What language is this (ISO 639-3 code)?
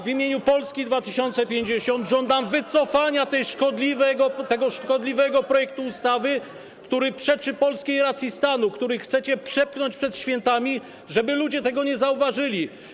pol